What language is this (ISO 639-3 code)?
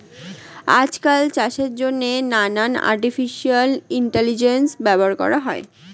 ben